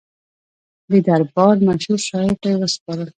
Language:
Pashto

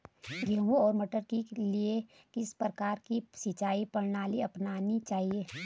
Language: Hindi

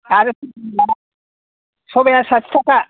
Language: Bodo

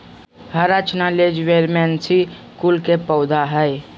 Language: Magahi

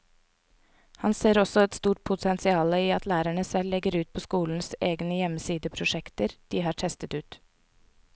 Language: Norwegian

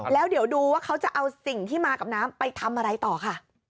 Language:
Thai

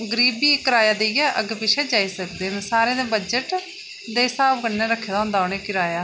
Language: Dogri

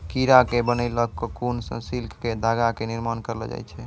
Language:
Maithili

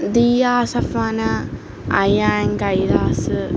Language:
Malayalam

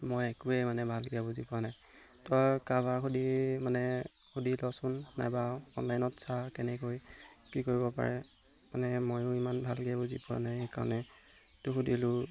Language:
Assamese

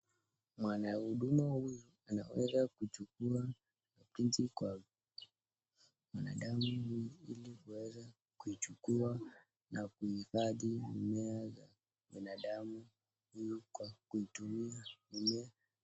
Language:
Swahili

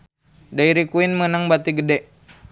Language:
Sundanese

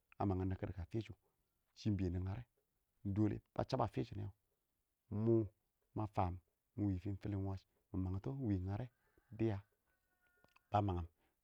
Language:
Awak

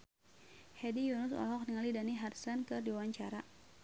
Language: Sundanese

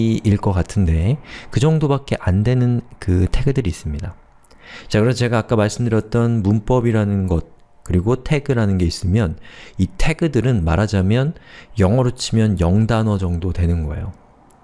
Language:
Korean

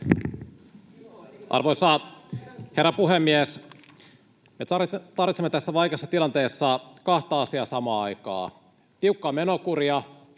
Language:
Finnish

